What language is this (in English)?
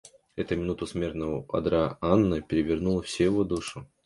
Russian